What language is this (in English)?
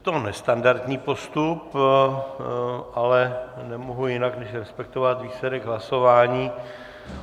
Czech